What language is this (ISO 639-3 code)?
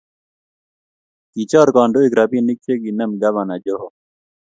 kln